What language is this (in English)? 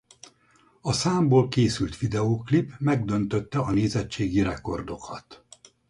Hungarian